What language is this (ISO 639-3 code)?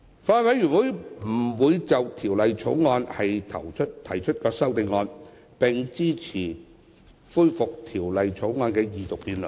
yue